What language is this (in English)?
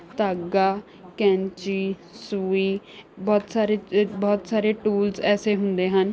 Punjabi